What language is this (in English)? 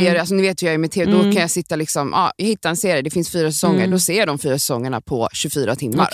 Swedish